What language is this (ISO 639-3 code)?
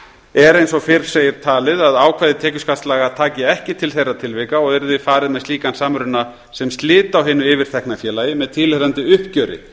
isl